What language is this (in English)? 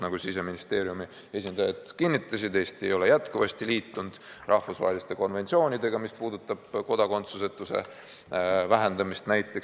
Estonian